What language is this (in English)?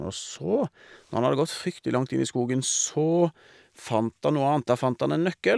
Norwegian